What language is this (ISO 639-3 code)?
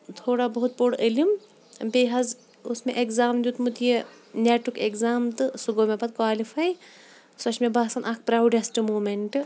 kas